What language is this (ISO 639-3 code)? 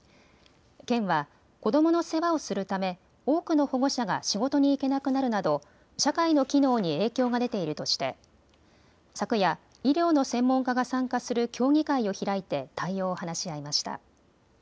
jpn